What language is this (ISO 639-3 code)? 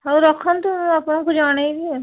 ori